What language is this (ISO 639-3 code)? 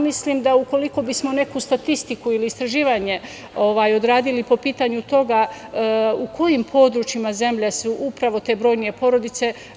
srp